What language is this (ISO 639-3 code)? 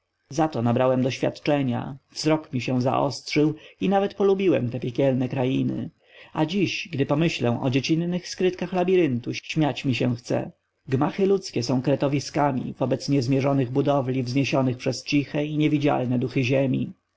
pol